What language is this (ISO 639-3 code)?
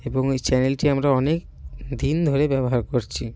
ben